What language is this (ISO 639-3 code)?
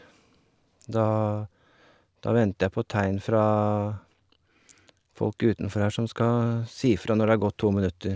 nor